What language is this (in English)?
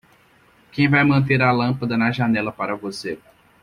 Portuguese